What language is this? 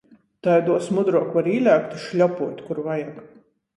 Latgalian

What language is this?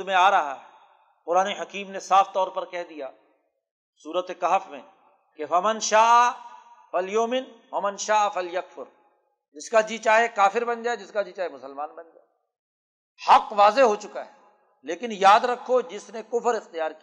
Urdu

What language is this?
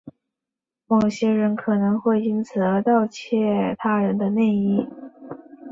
Chinese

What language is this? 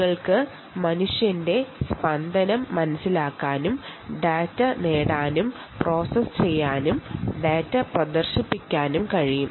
Malayalam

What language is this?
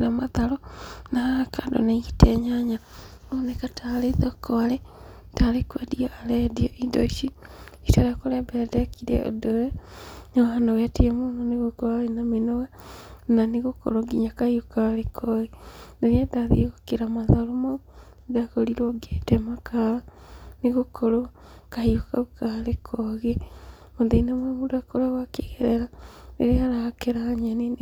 Kikuyu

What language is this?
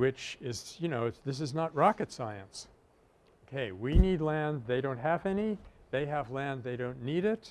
English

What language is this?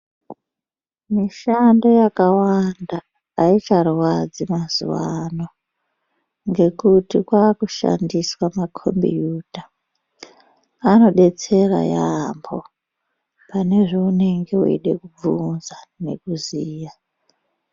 Ndau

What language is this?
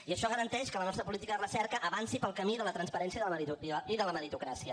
Catalan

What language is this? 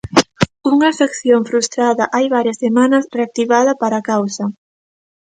Galician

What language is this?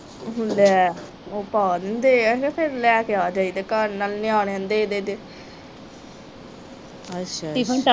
Punjabi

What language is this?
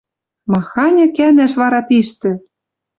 Western Mari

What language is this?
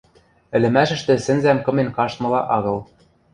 Western Mari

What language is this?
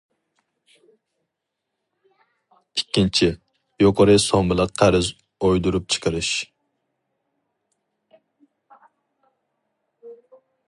Uyghur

